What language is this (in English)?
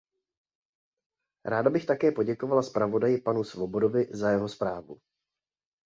Czech